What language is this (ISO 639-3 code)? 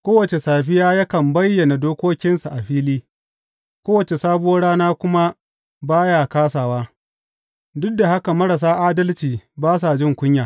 hau